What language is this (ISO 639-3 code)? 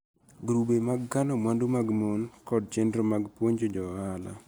luo